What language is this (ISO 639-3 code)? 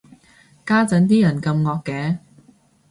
yue